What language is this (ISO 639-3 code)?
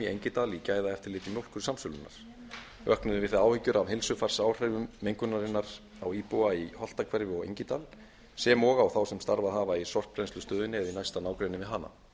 isl